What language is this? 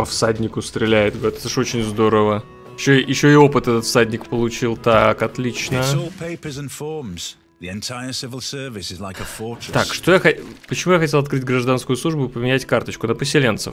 Russian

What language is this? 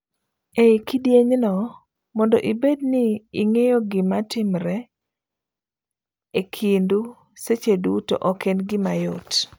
Luo (Kenya and Tanzania)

